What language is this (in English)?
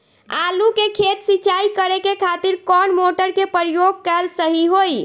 Bhojpuri